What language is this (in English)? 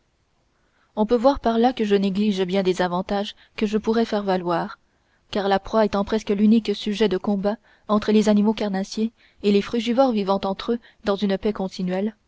French